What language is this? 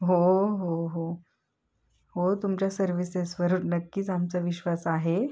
Marathi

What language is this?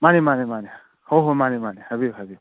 Manipuri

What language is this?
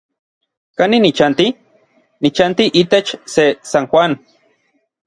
Orizaba Nahuatl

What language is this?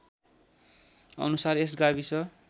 Nepali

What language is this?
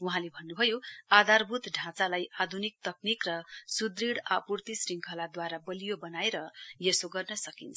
Nepali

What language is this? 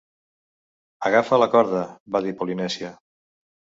Catalan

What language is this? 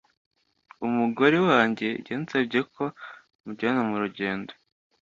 Kinyarwanda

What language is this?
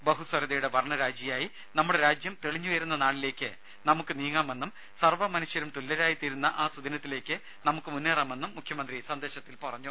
Malayalam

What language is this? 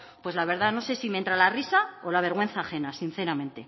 Spanish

